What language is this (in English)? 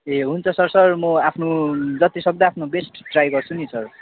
Nepali